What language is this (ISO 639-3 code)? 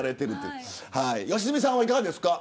jpn